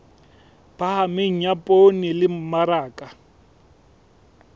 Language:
Southern Sotho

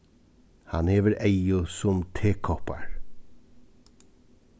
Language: Faroese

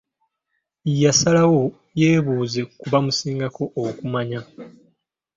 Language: Ganda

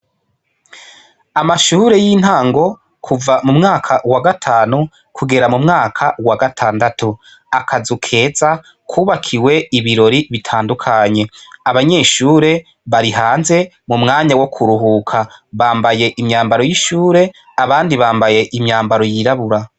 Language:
Rundi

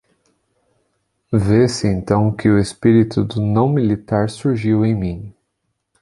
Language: Portuguese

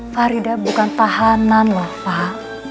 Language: Indonesian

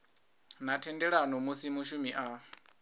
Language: Venda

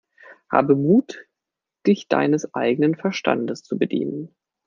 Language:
German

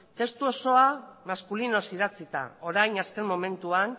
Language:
Basque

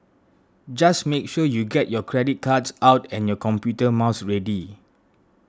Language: English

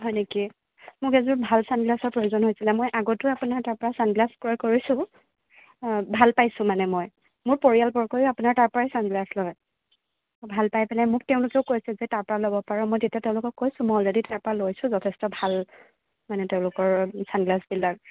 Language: Assamese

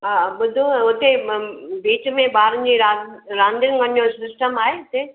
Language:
Sindhi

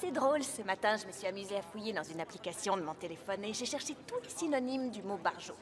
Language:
French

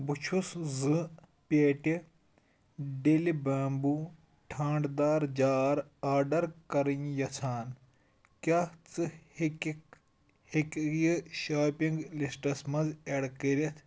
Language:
Kashmiri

